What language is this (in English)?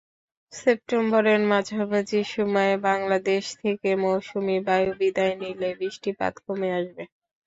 Bangla